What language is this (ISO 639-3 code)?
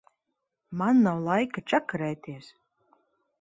lav